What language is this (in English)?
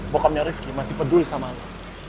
Indonesian